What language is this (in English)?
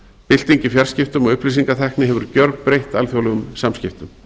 Icelandic